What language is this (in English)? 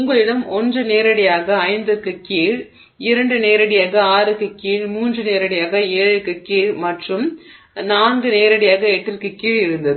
Tamil